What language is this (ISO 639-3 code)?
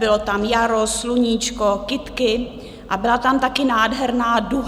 ces